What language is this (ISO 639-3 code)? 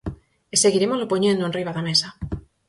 glg